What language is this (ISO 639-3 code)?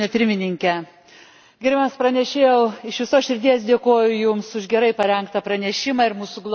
lit